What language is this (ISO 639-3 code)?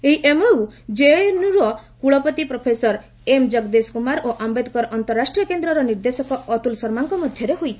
ori